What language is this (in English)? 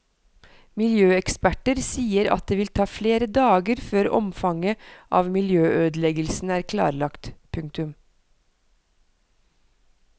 Norwegian